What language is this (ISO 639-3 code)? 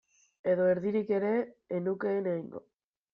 eus